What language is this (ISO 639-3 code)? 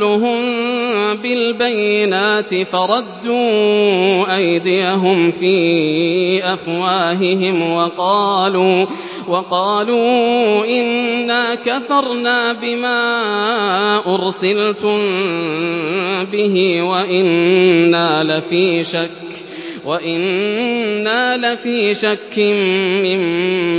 ara